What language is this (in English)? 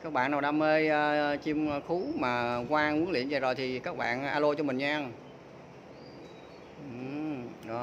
Vietnamese